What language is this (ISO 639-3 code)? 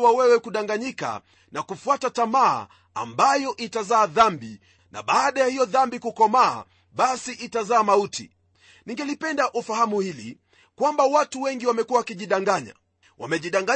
swa